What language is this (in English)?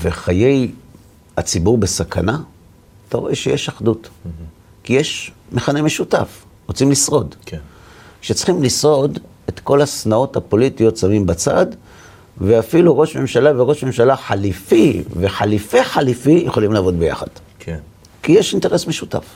Hebrew